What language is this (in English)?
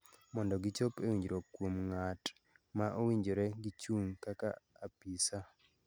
Luo (Kenya and Tanzania)